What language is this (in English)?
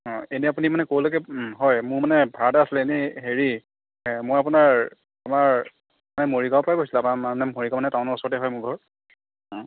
Assamese